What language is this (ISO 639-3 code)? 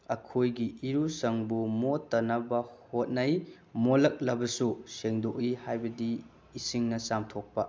mni